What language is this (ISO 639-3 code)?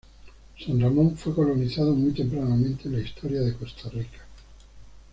spa